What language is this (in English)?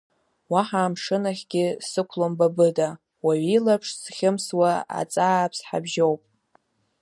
Abkhazian